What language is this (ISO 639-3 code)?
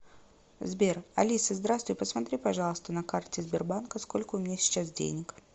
rus